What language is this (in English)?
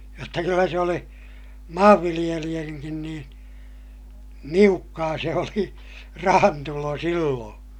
Finnish